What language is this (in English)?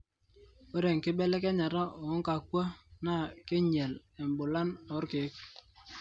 Masai